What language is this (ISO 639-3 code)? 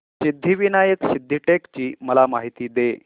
mar